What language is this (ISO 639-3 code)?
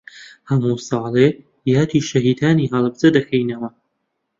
ckb